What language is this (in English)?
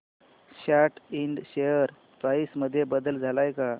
Marathi